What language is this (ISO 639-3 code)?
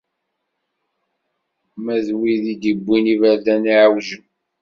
kab